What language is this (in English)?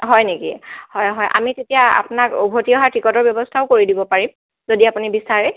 Assamese